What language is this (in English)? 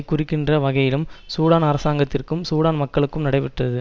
Tamil